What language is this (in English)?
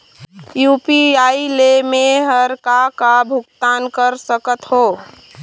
Chhattisgarhi